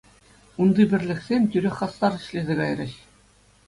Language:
Chuvash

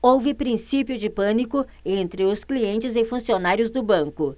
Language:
Portuguese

